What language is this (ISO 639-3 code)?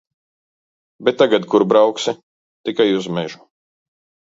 lav